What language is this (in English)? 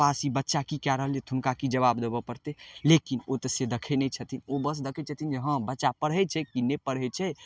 Maithili